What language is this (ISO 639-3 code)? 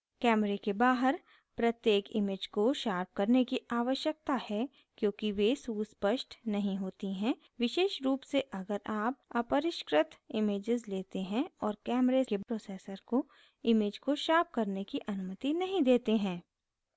hin